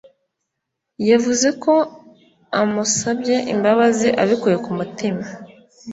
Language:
Kinyarwanda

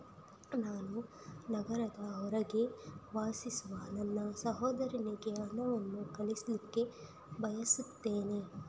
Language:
Kannada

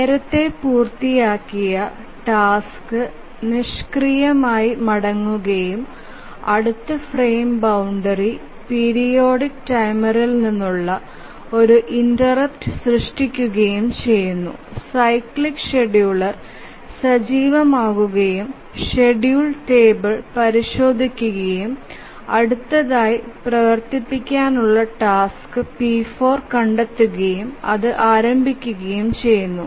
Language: Malayalam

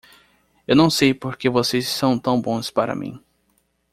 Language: Portuguese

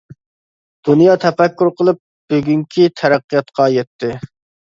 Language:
Uyghur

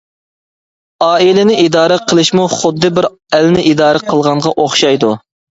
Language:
Uyghur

